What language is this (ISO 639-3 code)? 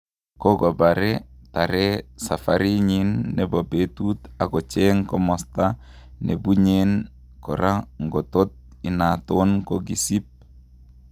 kln